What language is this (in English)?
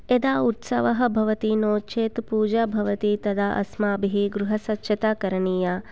Sanskrit